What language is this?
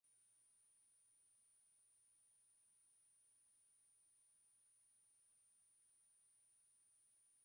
Swahili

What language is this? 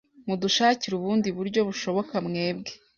Kinyarwanda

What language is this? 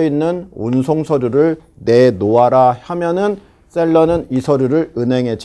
Korean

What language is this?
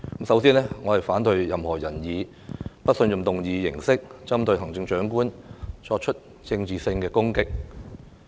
Cantonese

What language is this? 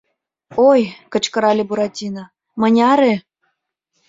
Mari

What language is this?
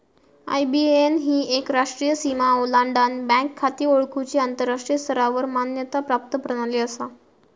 Marathi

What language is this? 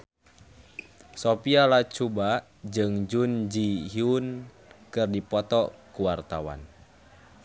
Sundanese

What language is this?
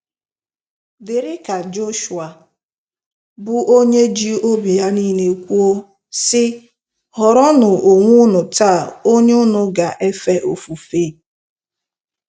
Igbo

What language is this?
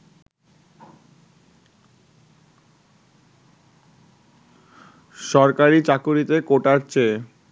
Bangla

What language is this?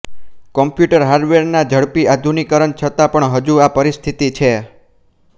Gujarati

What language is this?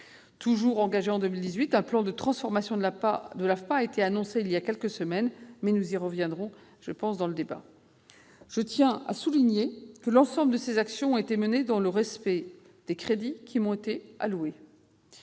French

